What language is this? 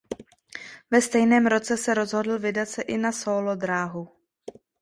Czech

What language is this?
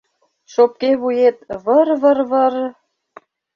Mari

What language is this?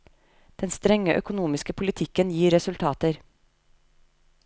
Norwegian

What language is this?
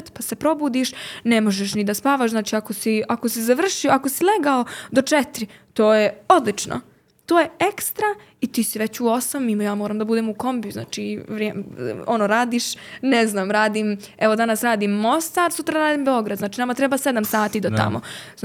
Croatian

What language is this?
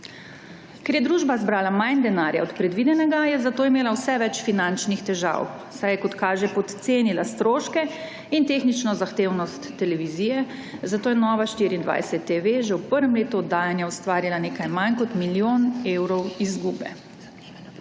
Slovenian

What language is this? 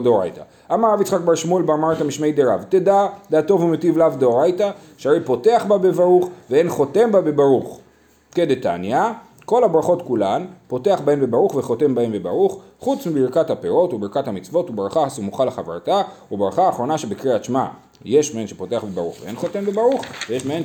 Hebrew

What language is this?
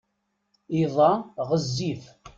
Kabyle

